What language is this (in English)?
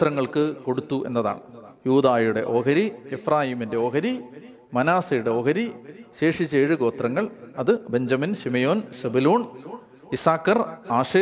Malayalam